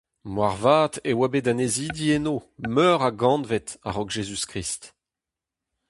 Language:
Breton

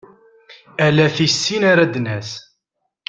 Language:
Kabyle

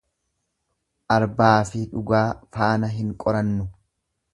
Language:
Oromo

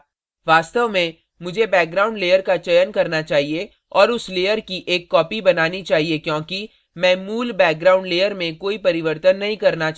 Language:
Hindi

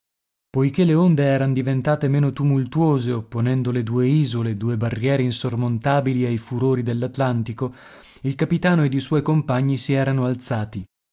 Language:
Italian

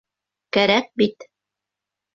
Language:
Bashkir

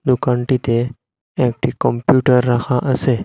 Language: Bangla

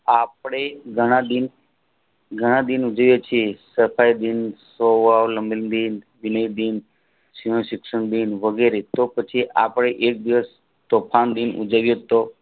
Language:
Gujarati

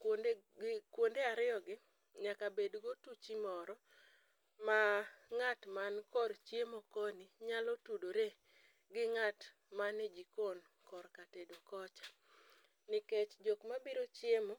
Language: Luo (Kenya and Tanzania)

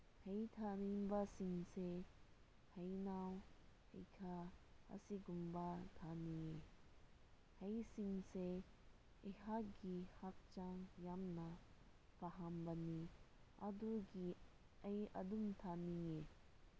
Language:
Manipuri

